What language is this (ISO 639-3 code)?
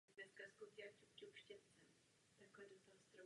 ces